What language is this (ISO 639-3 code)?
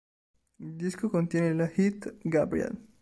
ita